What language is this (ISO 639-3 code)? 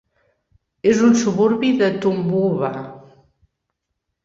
cat